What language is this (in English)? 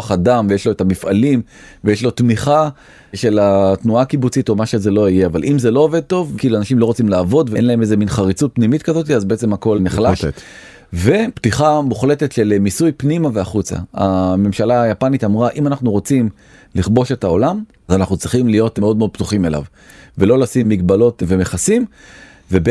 Hebrew